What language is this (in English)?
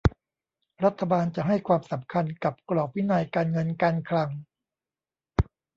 Thai